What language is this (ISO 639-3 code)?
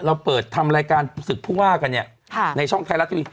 tha